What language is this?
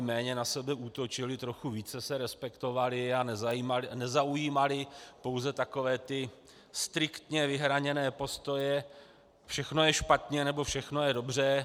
Czech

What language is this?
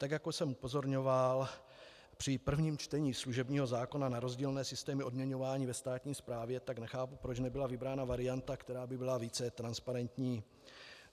Czech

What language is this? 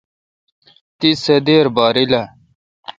Kalkoti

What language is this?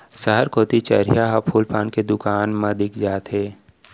Chhattisgarhi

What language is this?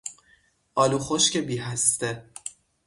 Persian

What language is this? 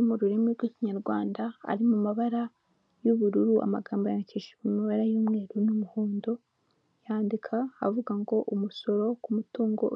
Kinyarwanda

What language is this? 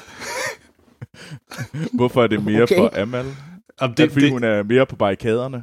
Danish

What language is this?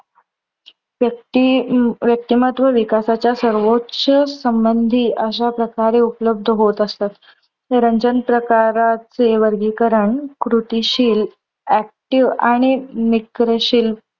Marathi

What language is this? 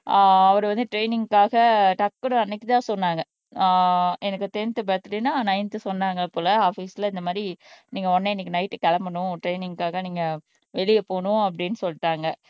Tamil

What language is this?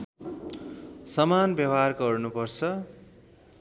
Nepali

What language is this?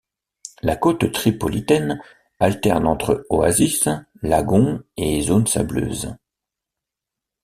French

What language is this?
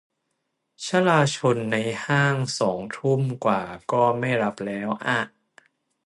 Thai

